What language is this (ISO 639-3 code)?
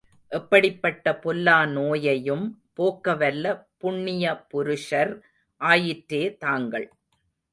tam